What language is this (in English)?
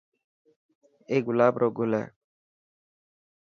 Dhatki